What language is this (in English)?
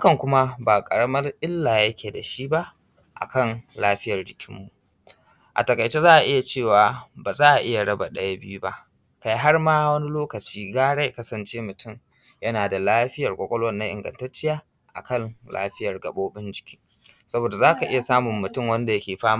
Hausa